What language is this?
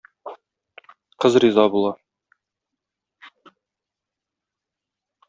Tatar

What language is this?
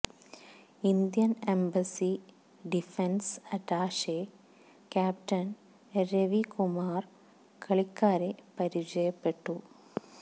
Malayalam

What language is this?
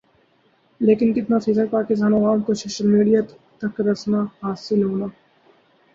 Urdu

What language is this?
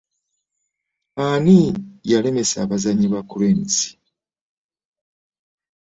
Ganda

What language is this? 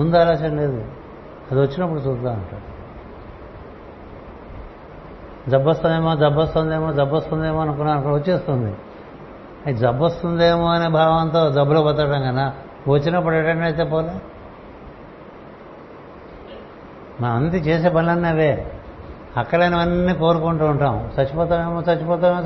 Telugu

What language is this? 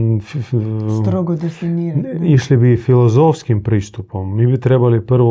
Croatian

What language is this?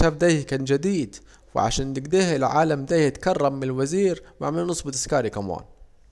Saidi Arabic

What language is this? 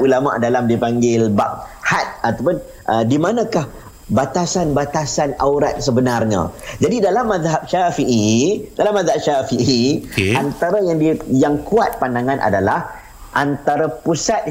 Malay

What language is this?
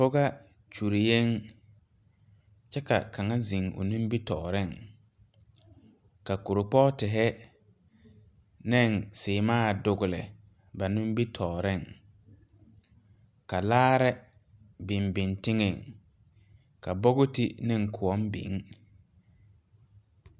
Southern Dagaare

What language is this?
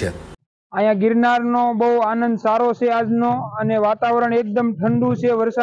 Gujarati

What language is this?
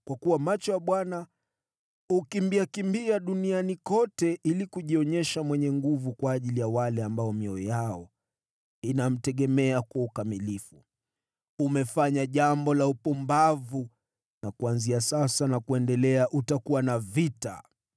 Swahili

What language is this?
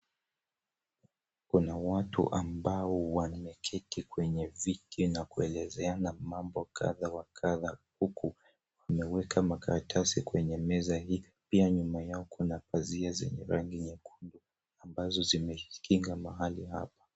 Swahili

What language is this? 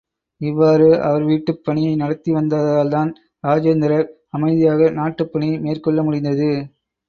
Tamil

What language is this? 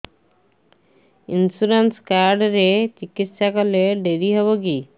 Odia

